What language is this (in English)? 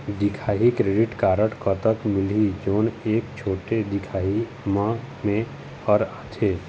Chhattisgarhi